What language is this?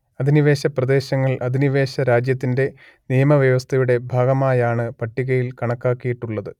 Malayalam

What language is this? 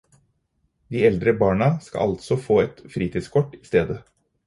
Norwegian Bokmål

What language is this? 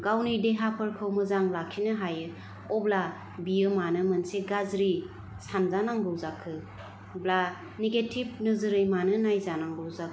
Bodo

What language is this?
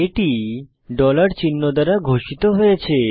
Bangla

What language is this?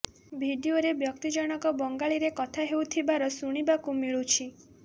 Odia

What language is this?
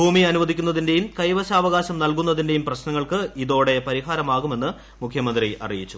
Malayalam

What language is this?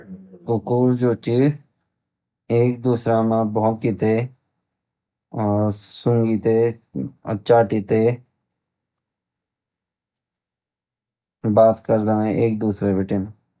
Garhwali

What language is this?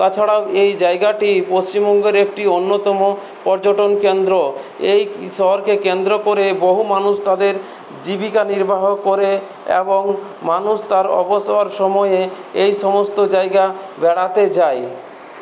Bangla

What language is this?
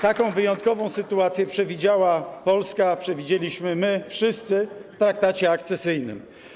Polish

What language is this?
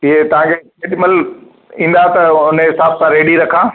Sindhi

